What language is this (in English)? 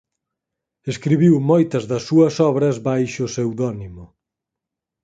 Galician